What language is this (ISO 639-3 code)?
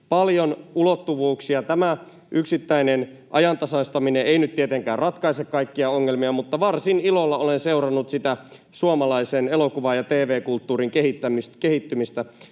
fin